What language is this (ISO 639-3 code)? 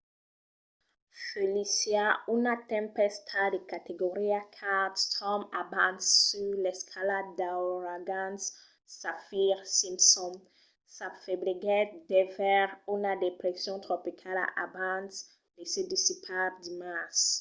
oci